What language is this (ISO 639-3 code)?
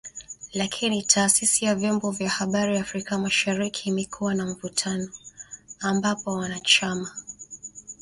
swa